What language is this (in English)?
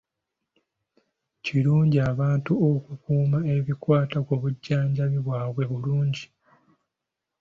Ganda